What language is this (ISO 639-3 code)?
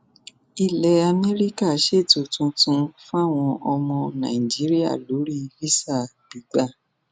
yor